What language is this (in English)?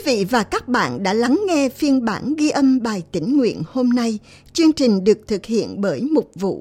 Vietnamese